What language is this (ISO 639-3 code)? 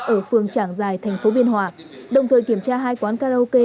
vie